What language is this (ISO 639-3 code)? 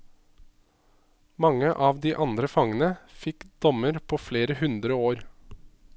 nor